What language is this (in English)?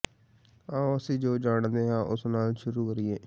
Punjabi